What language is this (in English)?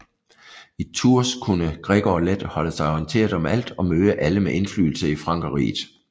Danish